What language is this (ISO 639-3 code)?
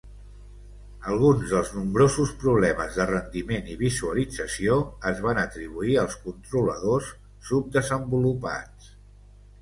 cat